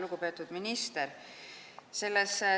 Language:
Estonian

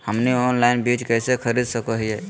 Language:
Magahi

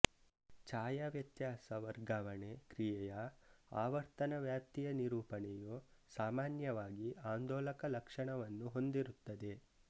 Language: Kannada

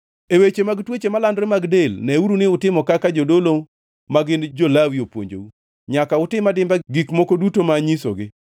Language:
Luo (Kenya and Tanzania)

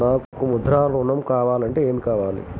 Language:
Telugu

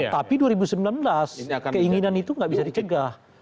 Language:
Indonesian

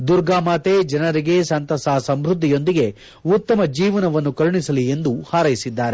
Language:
Kannada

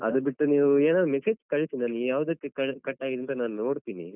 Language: Kannada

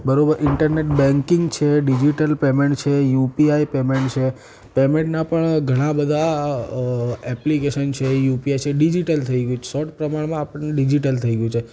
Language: Gujarati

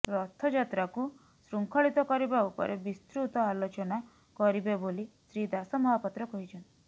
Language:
Odia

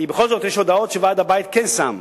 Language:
Hebrew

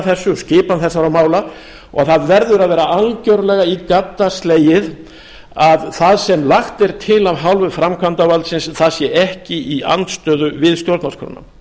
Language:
Icelandic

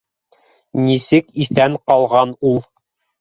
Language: Bashkir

